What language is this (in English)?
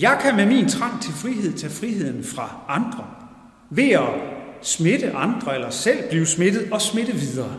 Danish